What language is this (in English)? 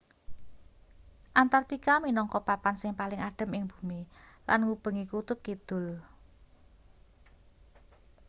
Javanese